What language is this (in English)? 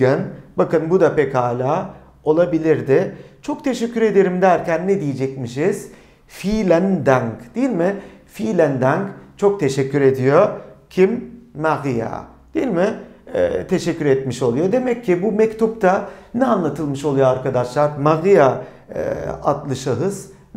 Turkish